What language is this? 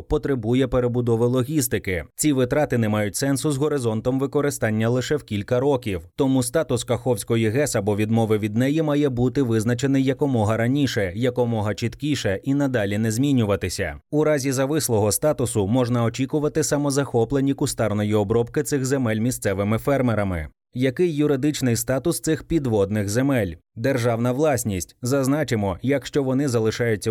Ukrainian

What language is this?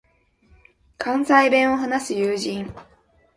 Japanese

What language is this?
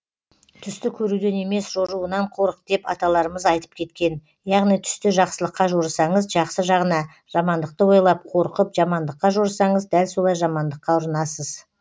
Kazakh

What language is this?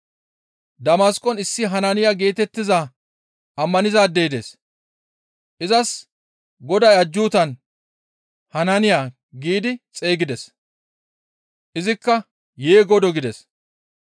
Gamo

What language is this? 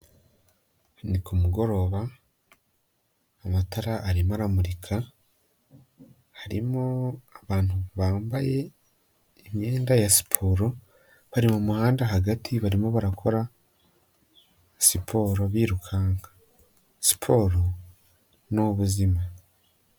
Kinyarwanda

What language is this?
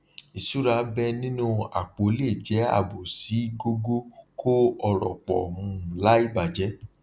Yoruba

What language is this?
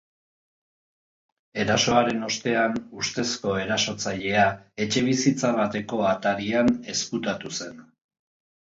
Basque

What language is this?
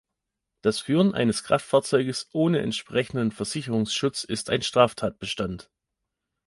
German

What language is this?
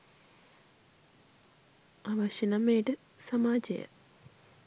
Sinhala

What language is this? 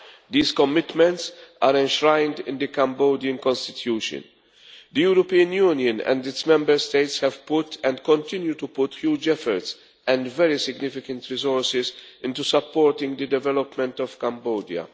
English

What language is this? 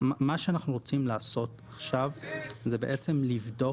Hebrew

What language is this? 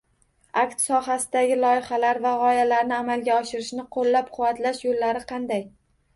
Uzbek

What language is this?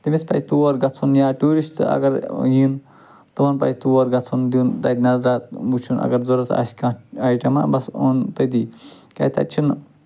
Kashmiri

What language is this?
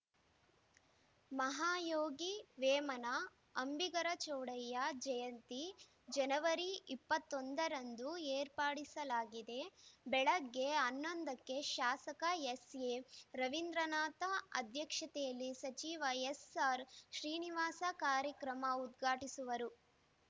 Kannada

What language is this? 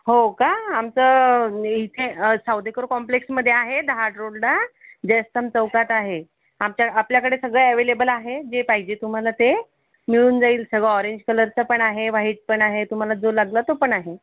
Marathi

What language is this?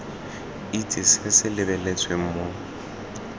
Tswana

